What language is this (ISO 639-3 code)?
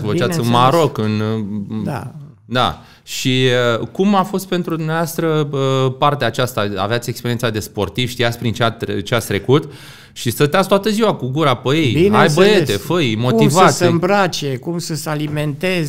ron